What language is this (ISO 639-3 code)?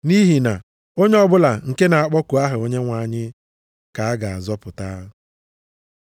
ibo